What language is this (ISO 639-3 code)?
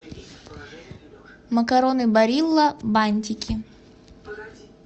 rus